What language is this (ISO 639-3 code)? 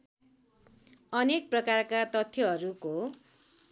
nep